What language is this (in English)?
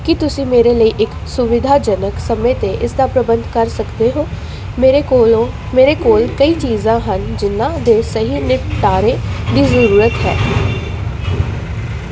Punjabi